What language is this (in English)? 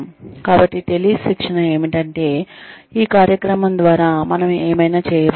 Telugu